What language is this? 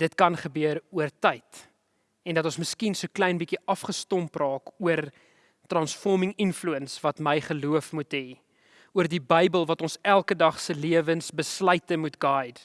Dutch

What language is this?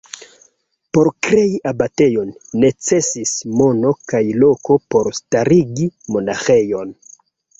Esperanto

